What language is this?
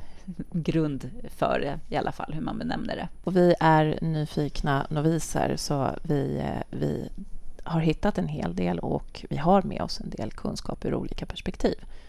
Swedish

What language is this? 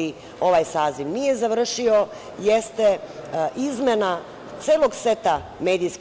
Serbian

